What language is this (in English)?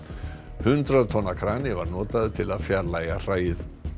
Icelandic